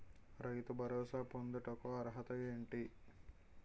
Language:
Telugu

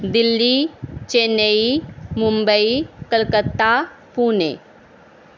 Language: Punjabi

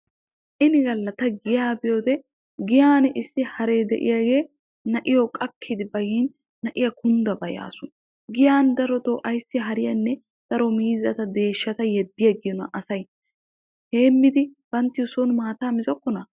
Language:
Wolaytta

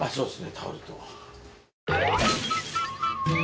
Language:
Japanese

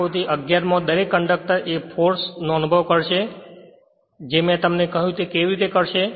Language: Gujarati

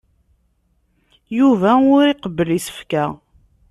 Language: Kabyle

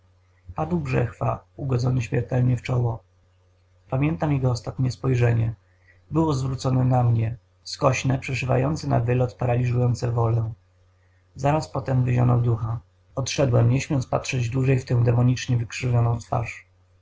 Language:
Polish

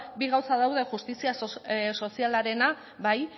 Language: Basque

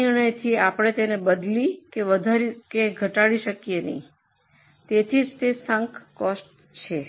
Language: Gujarati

